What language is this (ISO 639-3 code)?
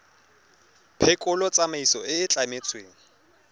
tsn